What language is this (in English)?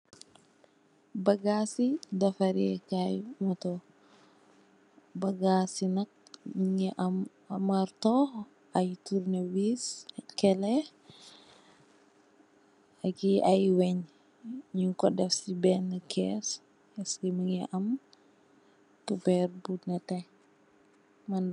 Wolof